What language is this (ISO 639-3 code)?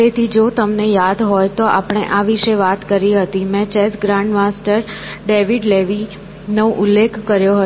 guj